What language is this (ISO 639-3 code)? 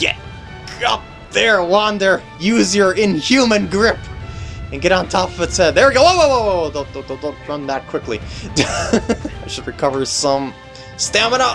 eng